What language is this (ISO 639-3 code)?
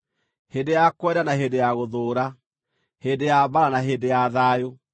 kik